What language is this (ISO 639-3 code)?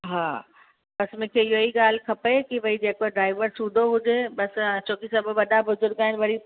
snd